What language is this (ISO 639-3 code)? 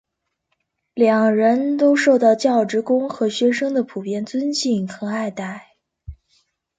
zho